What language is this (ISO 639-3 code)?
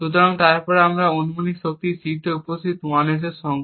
ben